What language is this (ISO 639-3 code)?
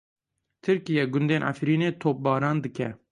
kur